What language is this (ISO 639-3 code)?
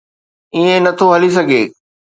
snd